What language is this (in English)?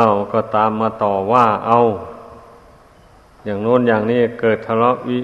Thai